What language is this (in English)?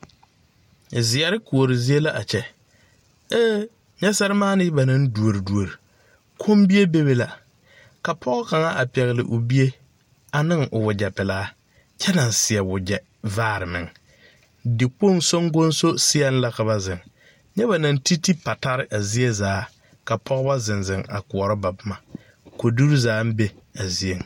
Southern Dagaare